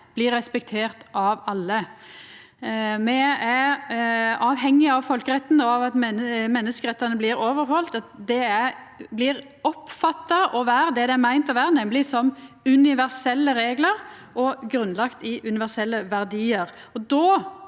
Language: Norwegian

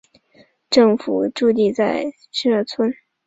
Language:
Chinese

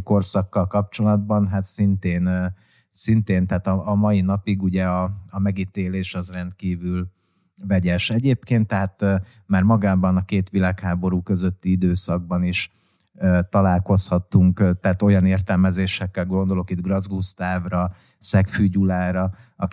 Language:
Hungarian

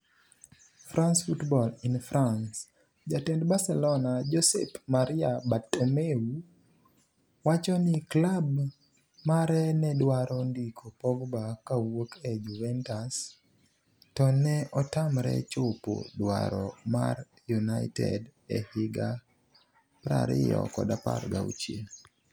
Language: Luo (Kenya and Tanzania)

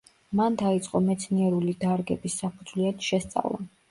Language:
Georgian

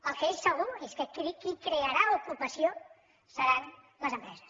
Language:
Catalan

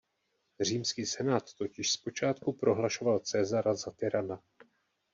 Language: Czech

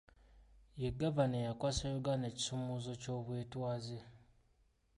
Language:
Ganda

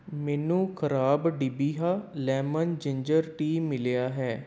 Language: Punjabi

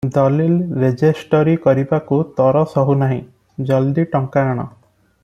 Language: Odia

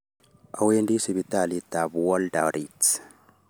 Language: Kalenjin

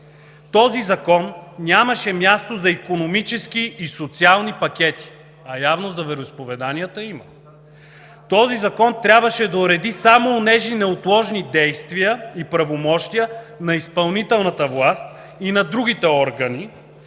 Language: Bulgarian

